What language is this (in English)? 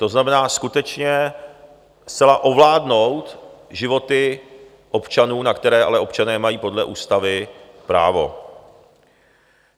Czech